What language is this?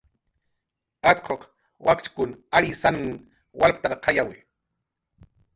Jaqaru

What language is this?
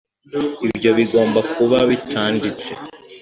Kinyarwanda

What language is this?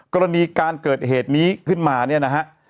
Thai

